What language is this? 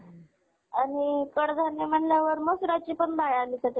Marathi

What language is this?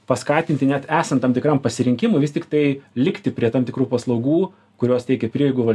Lithuanian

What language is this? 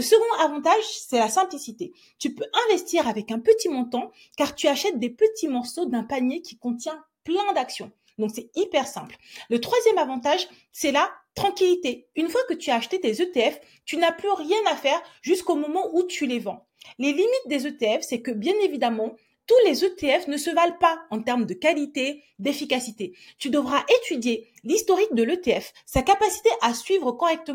French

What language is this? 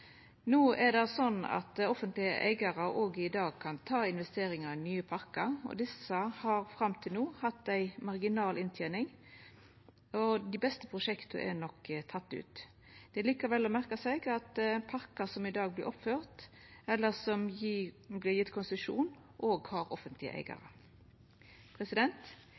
Norwegian Nynorsk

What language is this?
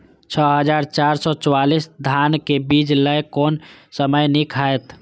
Maithili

